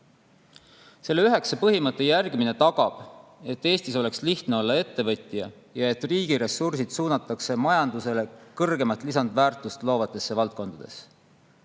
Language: Estonian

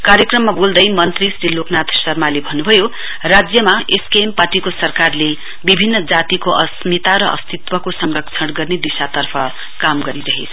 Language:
Nepali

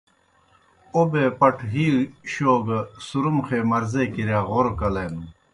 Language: Kohistani Shina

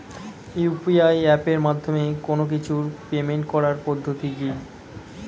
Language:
Bangla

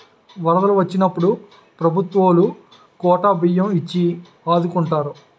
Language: Telugu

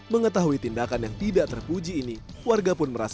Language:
Indonesian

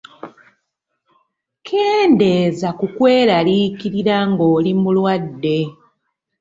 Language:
Ganda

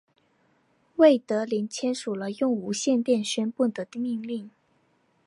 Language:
Chinese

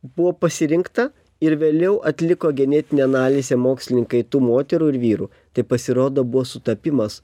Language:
Lithuanian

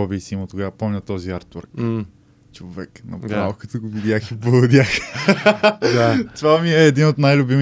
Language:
Bulgarian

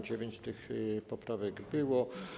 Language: Polish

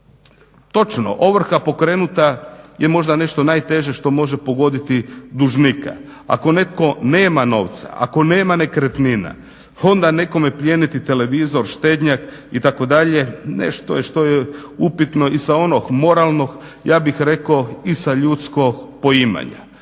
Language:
Croatian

